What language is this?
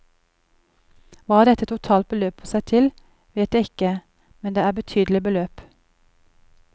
Norwegian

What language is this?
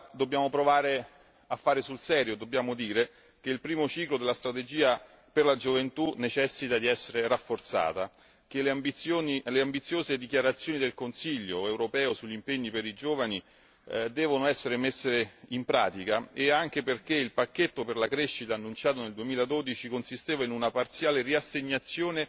Italian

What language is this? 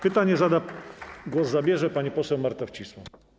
Polish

